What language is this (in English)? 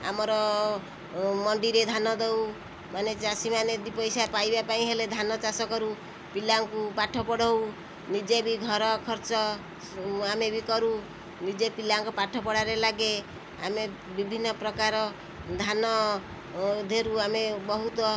Odia